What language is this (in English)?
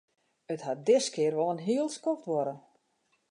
Western Frisian